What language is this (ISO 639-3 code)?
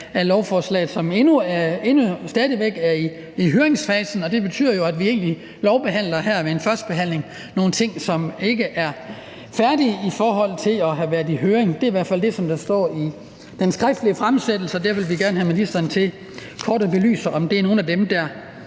dan